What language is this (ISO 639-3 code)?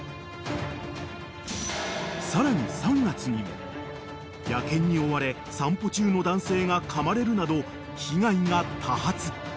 jpn